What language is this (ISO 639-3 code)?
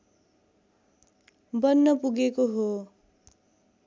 nep